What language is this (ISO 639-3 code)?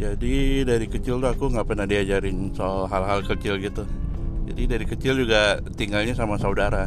ind